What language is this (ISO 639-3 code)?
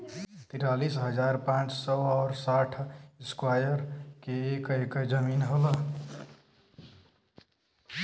bho